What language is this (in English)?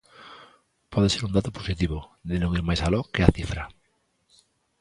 Galician